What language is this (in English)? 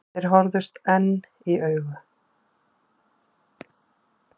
Icelandic